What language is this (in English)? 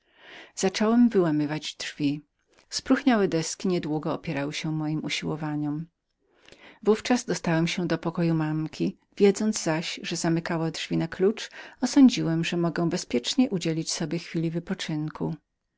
Polish